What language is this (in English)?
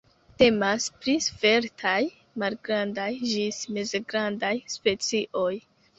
Esperanto